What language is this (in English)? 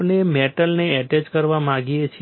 Gujarati